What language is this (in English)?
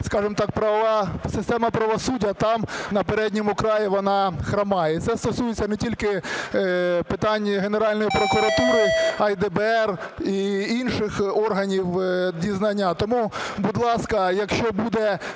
Ukrainian